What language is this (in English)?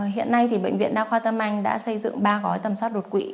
Vietnamese